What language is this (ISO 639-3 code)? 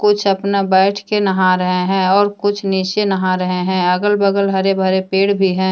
hin